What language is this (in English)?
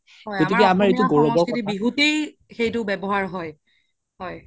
Assamese